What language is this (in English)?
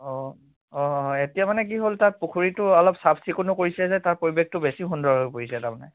Assamese